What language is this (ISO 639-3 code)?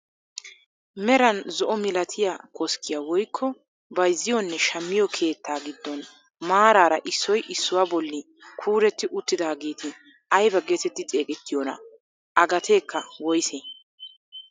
wal